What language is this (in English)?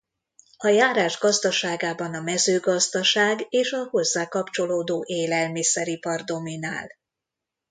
Hungarian